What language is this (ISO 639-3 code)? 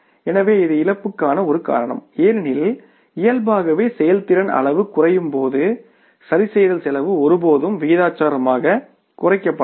tam